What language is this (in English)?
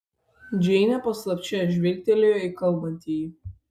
Lithuanian